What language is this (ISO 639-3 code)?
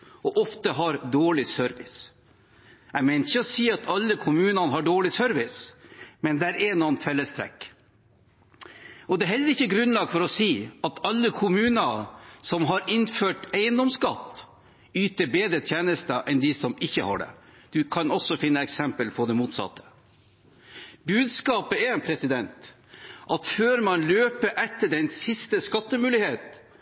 nob